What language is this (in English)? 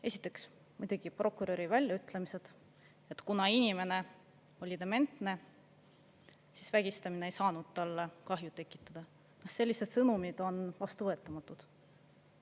Estonian